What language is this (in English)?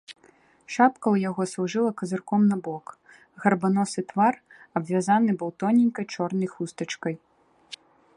Belarusian